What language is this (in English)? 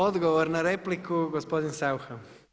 Croatian